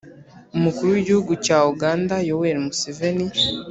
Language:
Kinyarwanda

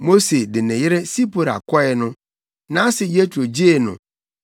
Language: Akan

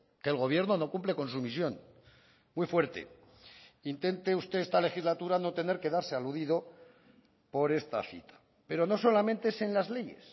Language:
Spanish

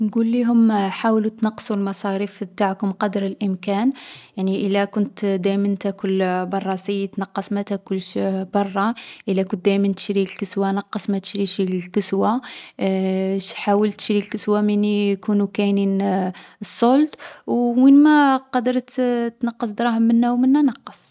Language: Algerian Arabic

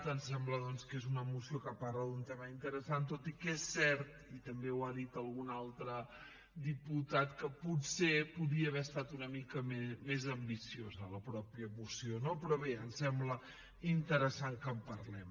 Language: Catalan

